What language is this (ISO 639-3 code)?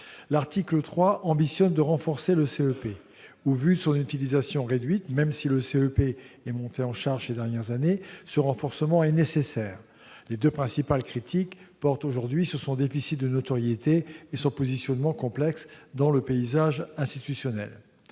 fra